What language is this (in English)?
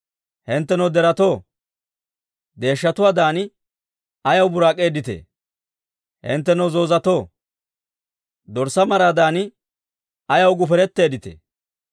Dawro